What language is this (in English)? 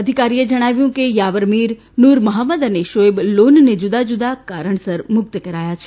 Gujarati